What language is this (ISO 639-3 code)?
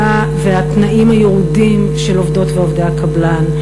heb